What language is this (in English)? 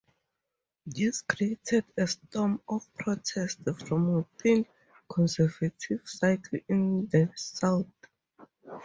English